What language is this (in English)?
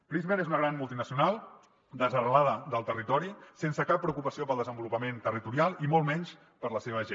Catalan